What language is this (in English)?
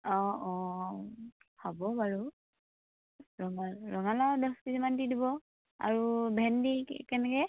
Assamese